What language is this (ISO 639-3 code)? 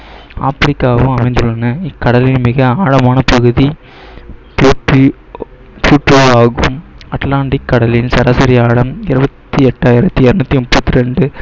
tam